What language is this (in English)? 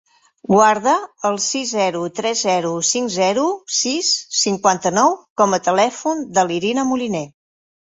Catalan